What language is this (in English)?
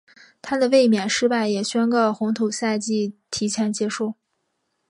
Chinese